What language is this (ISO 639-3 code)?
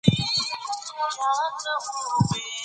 pus